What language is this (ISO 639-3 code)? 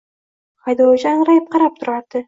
uzb